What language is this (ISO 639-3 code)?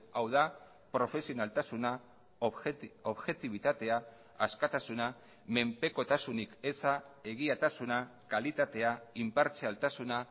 eus